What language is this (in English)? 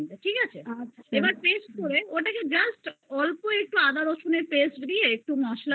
Bangla